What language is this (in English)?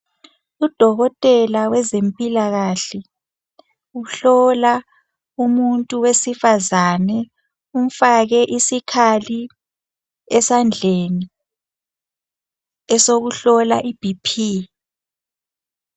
North Ndebele